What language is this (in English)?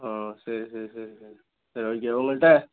Tamil